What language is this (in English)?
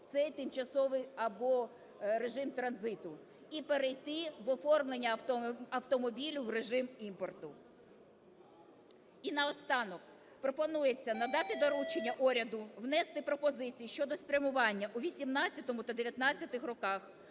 Ukrainian